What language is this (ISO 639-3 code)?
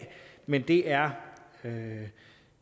dan